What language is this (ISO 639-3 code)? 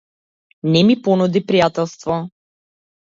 mkd